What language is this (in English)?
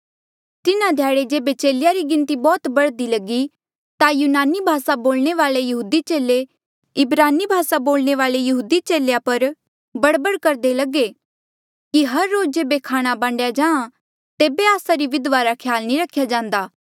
Mandeali